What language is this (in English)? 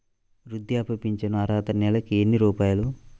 Telugu